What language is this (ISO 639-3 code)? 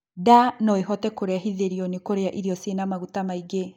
kik